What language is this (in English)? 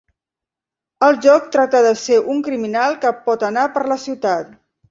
Catalan